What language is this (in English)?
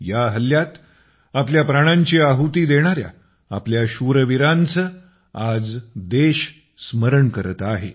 Marathi